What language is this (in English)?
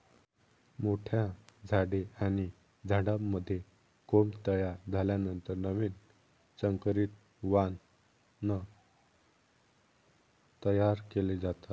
Marathi